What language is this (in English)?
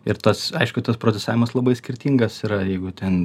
Lithuanian